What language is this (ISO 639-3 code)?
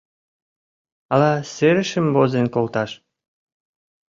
chm